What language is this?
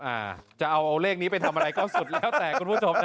Thai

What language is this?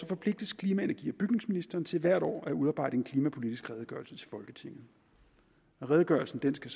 Danish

